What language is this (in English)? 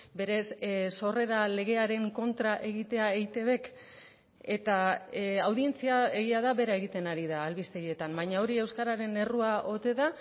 Basque